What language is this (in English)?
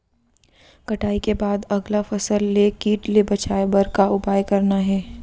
Chhattisgarhi